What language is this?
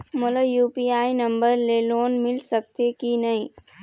Chhattisgarhi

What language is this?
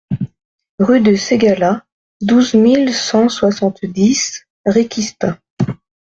French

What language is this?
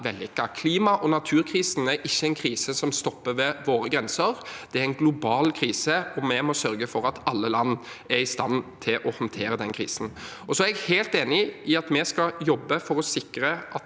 Norwegian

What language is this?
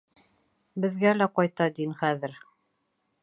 Bashkir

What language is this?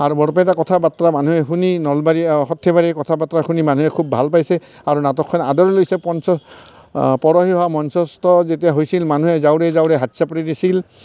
Assamese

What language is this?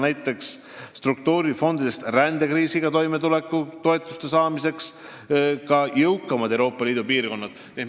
Estonian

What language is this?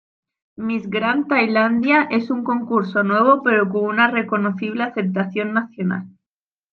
Spanish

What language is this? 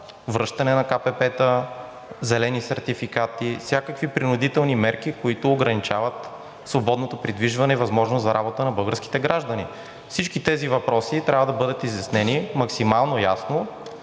Bulgarian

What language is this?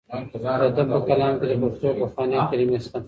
Pashto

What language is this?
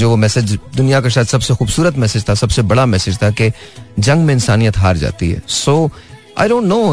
Hindi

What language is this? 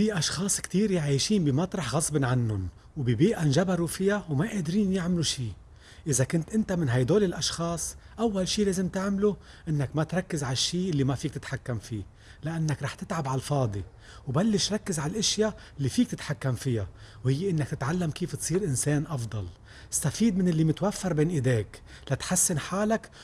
Arabic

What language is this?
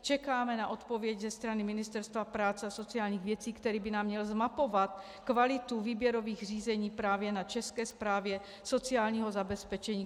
Czech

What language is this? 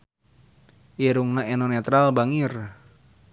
Sundanese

